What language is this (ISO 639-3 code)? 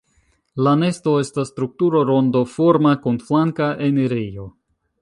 epo